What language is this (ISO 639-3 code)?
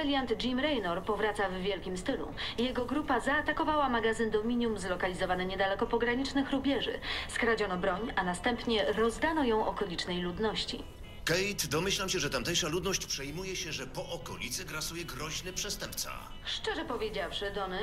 pol